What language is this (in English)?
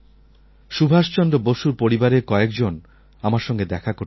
Bangla